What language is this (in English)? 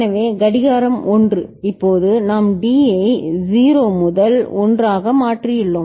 Tamil